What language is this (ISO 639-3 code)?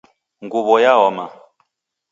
dav